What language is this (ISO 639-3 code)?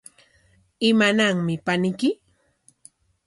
qwa